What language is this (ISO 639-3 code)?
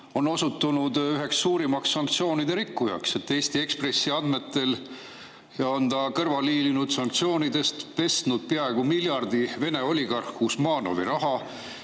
est